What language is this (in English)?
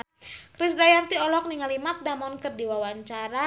Sundanese